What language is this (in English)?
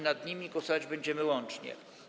Polish